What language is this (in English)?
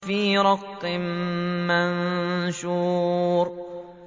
Arabic